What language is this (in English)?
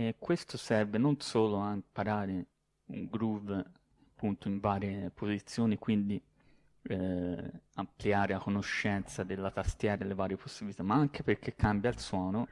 Italian